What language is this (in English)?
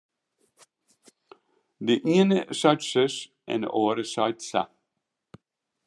Western Frisian